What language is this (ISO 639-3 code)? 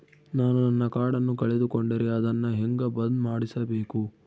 kan